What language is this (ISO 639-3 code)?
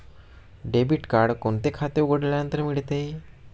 mar